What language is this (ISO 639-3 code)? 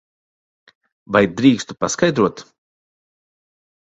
lav